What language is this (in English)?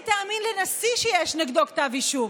Hebrew